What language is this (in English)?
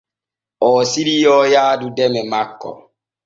Borgu Fulfulde